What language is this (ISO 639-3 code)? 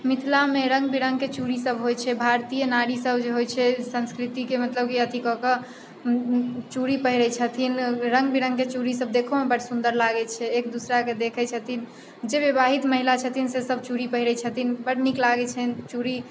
mai